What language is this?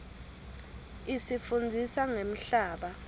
Swati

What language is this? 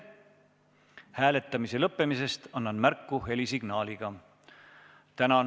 Estonian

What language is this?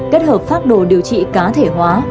Vietnamese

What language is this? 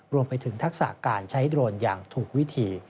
Thai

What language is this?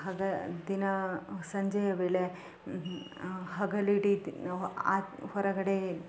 Kannada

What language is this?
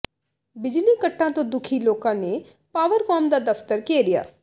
Punjabi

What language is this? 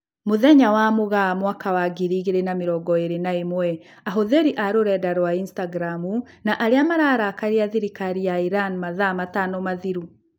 Kikuyu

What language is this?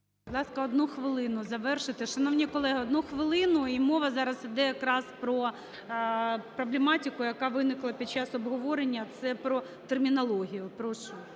Ukrainian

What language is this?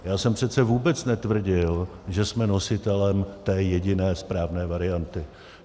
Czech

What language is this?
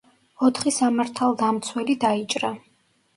Georgian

